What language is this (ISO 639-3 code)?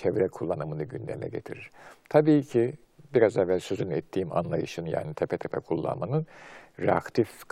tur